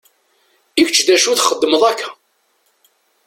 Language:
Kabyle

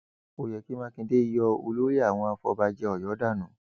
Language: Yoruba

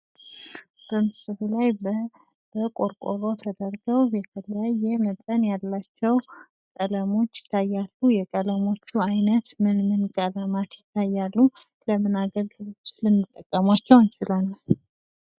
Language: Amharic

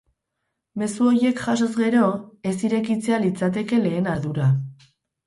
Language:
Basque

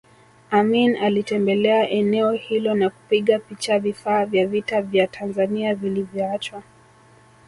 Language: Swahili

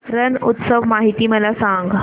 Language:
Marathi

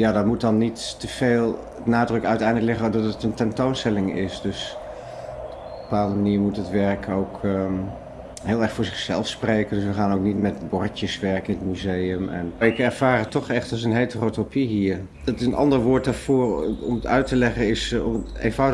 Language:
Dutch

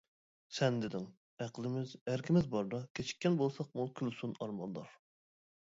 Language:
Uyghur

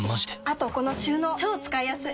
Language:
Japanese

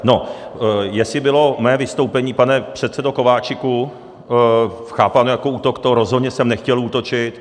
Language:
Czech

